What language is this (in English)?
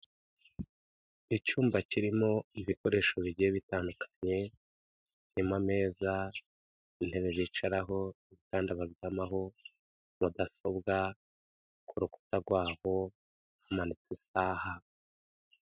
Kinyarwanda